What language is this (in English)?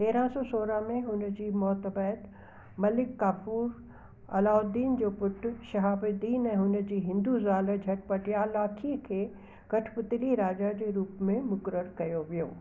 Sindhi